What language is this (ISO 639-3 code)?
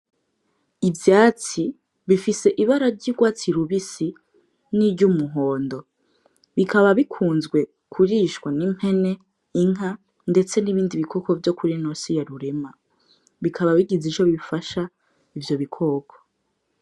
run